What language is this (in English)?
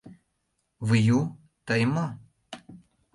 Mari